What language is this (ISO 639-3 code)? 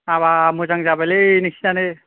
brx